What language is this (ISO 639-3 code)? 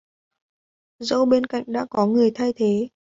vie